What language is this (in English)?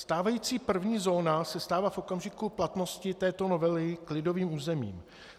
Czech